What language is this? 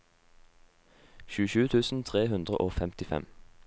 Norwegian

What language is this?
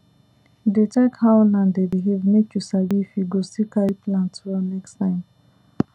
Nigerian Pidgin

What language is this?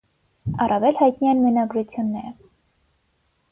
Armenian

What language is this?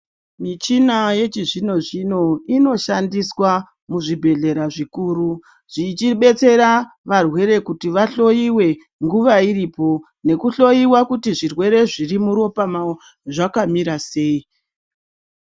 Ndau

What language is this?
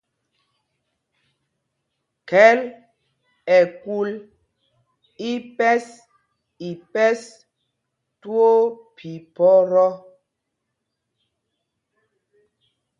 Mpumpong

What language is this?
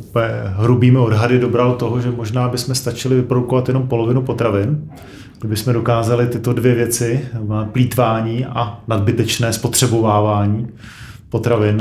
Czech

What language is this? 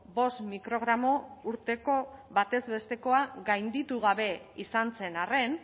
Basque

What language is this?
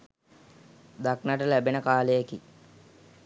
Sinhala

